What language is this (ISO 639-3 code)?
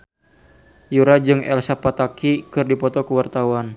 sun